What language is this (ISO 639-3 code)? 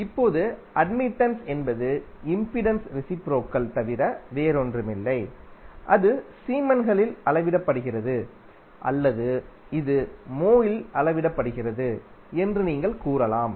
tam